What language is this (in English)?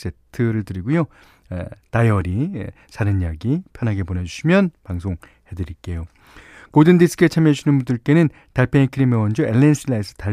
Korean